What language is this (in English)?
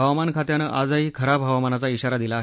Marathi